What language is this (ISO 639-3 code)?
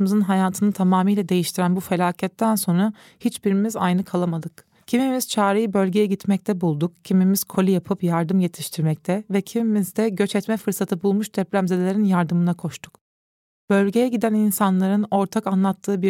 tur